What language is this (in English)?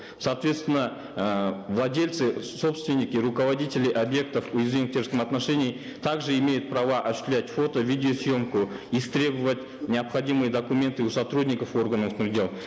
Kazakh